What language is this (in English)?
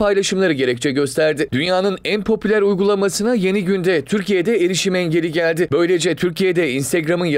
Turkish